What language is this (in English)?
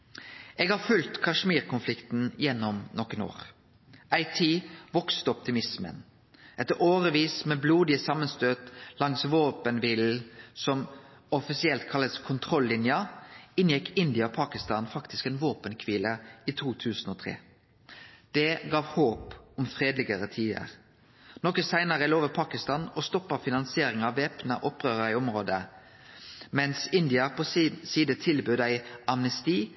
Norwegian Nynorsk